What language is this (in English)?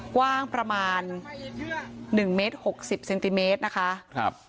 Thai